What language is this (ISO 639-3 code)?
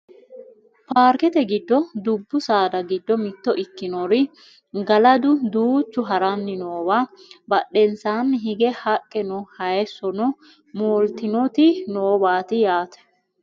sid